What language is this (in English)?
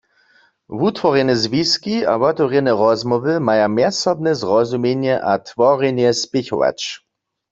Upper Sorbian